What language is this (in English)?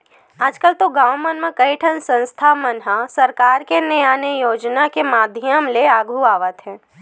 Chhattisgarhi